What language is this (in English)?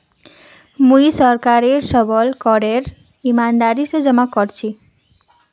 Magahi